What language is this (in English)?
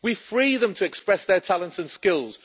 English